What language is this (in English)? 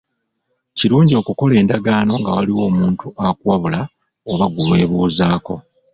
Ganda